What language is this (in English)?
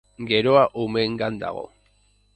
Basque